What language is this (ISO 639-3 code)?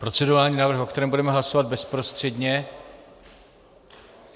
ces